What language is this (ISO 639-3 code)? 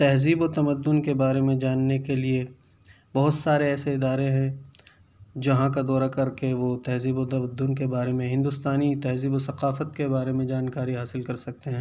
urd